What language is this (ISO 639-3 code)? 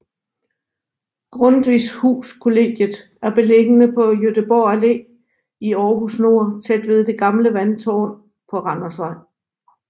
dan